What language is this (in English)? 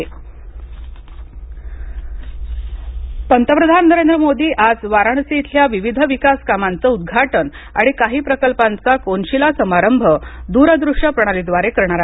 Marathi